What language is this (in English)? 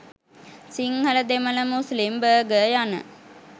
Sinhala